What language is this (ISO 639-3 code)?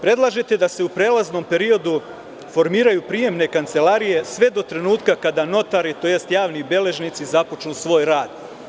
srp